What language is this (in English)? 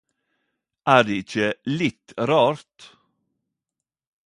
Norwegian Nynorsk